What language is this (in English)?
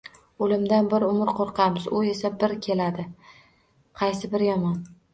Uzbek